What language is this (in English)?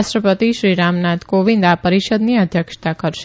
Gujarati